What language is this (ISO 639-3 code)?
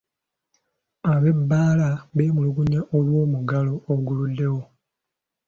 lug